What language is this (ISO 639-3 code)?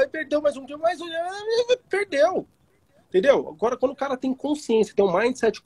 por